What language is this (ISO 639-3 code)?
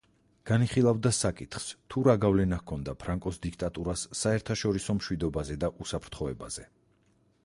kat